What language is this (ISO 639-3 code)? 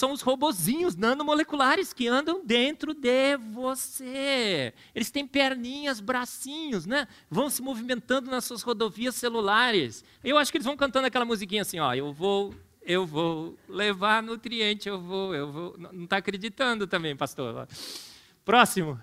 por